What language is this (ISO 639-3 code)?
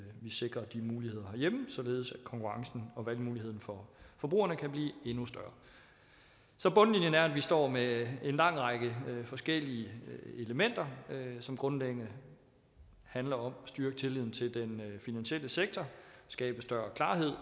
dan